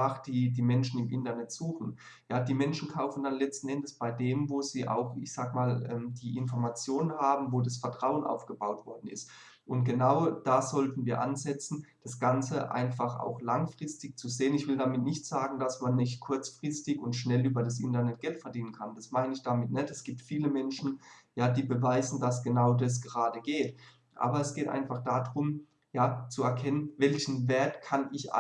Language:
German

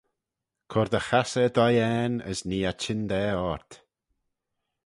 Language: Manx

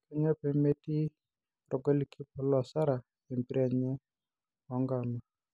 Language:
Masai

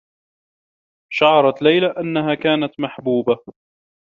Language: Arabic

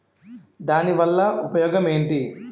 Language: Telugu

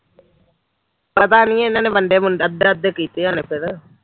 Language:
Punjabi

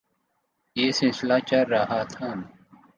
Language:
Urdu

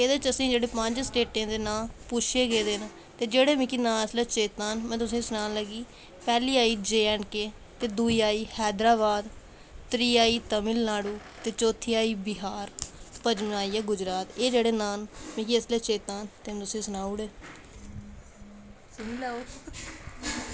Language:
Dogri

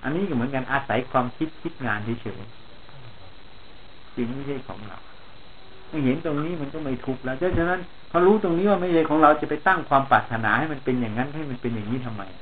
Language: Thai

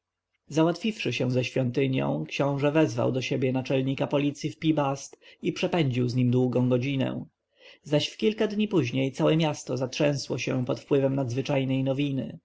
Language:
Polish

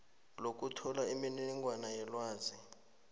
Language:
South Ndebele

